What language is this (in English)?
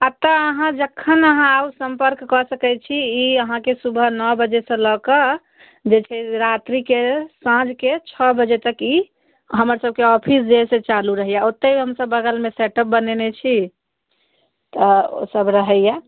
Maithili